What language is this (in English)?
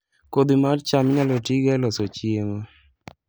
Luo (Kenya and Tanzania)